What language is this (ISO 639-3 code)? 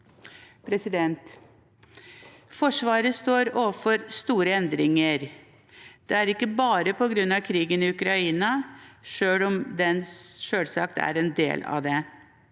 nor